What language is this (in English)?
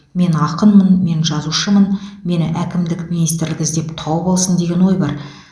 Kazakh